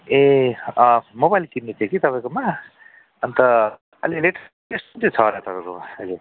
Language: Nepali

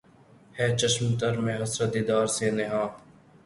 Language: Urdu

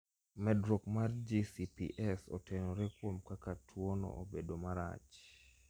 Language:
Luo (Kenya and Tanzania)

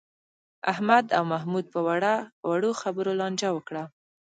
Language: Pashto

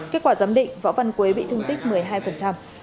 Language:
Vietnamese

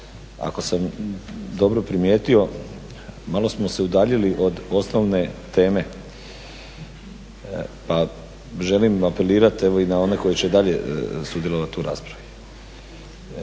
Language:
Croatian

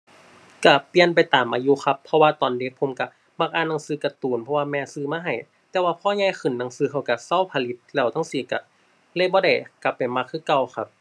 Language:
Thai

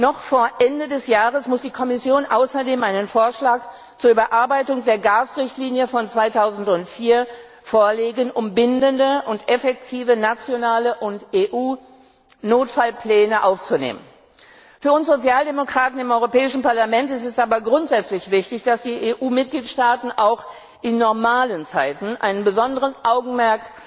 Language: German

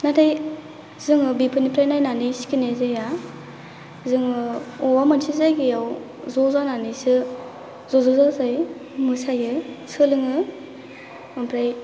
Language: Bodo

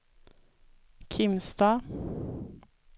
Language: Swedish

